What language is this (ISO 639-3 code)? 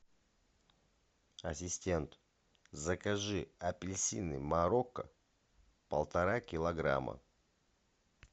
rus